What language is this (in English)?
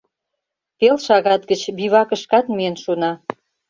Mari